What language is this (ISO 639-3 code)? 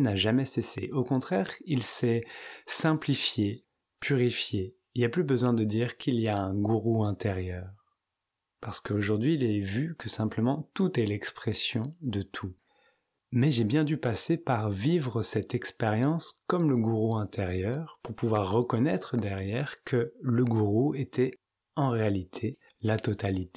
fra